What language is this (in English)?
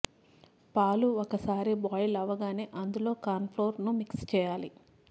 Telugu